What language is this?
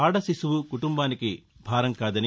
Telugu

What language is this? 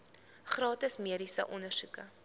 Afrikaans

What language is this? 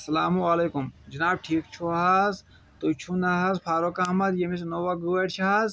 Kashmiri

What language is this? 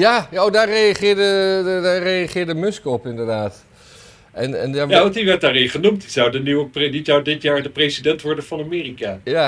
Dutch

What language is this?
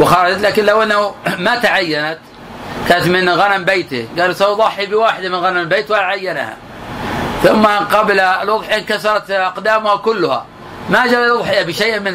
Arabic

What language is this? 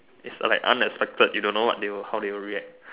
English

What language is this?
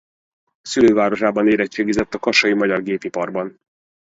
Hungarian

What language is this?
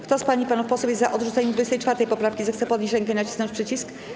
Polish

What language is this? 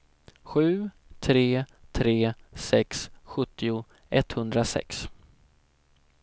Swedish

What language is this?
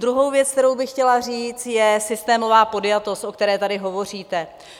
Czech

